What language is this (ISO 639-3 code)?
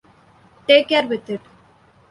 eng